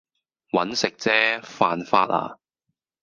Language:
Cantonese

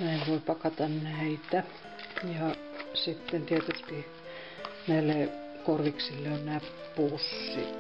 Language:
Finnish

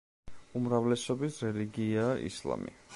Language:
Georgian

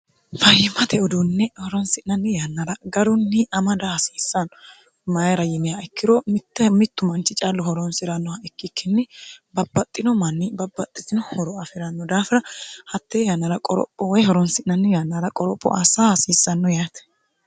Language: Sidamo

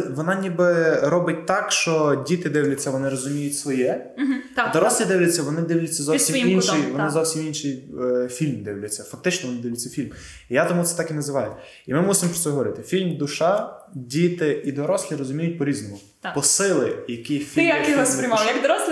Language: Ukrainian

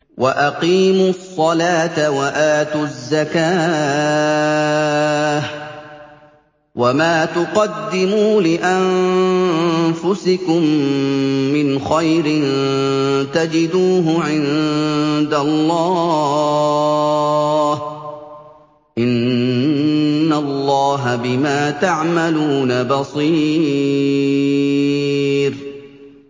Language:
Arabic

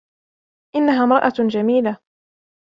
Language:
Arabic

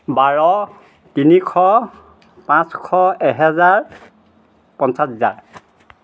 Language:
Assamese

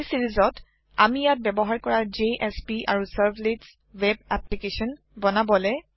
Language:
Assamese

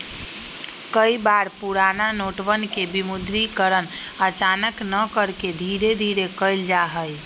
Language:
Magahi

